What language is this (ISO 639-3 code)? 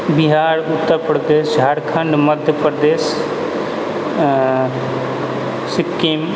mai